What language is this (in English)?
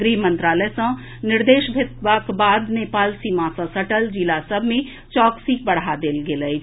Maithili